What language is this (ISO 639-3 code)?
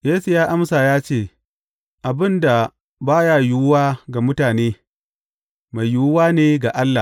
hau